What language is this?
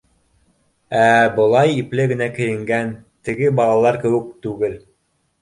Bashkir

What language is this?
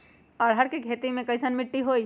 Magahi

